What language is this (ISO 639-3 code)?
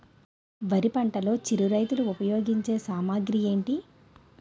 tel